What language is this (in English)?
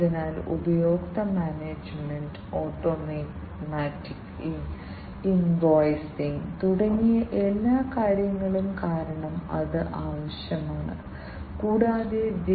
Malayalam